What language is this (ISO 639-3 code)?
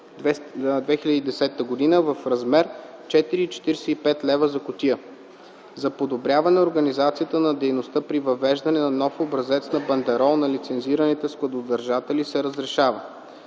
bul